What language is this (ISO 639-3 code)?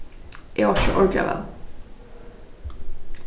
fao